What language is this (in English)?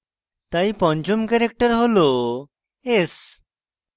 Bangla